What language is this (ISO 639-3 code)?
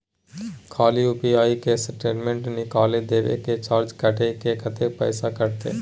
mai